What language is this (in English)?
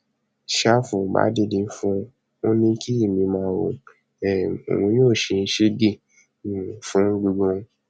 Yoruba